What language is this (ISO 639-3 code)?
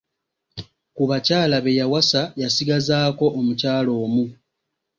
lug